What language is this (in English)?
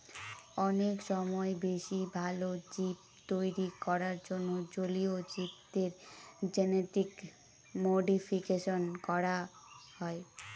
Bangla